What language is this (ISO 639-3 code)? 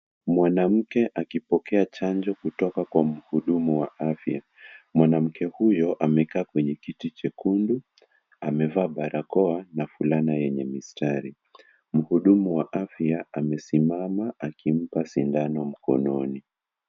swa